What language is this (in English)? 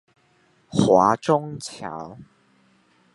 Chinese